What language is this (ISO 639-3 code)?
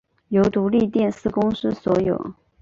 zho